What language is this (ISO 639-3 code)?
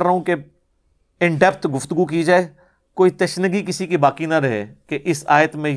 urd